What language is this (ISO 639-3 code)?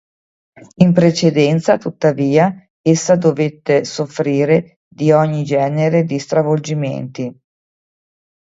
ita